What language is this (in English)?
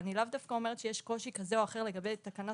Hebrew